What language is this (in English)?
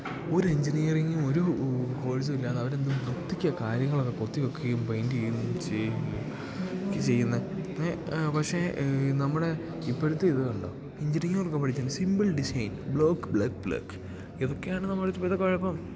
Malayalam